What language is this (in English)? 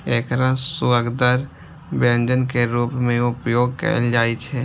Maithili